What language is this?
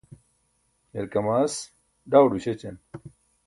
Burushaski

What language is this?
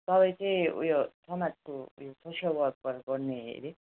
Nepali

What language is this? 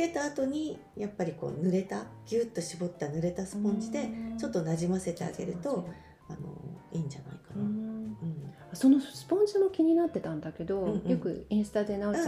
Japanese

